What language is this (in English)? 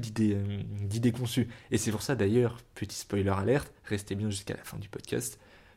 French